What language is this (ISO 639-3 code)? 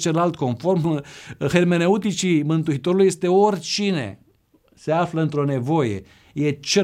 ron